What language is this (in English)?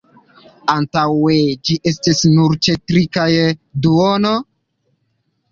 Esperanto